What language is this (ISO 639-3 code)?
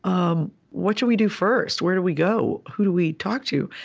eng